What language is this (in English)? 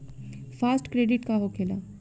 Bhojpuri